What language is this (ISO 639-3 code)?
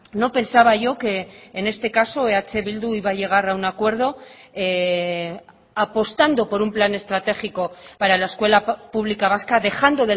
spa